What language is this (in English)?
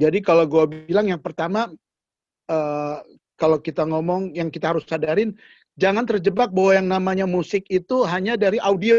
Indonesian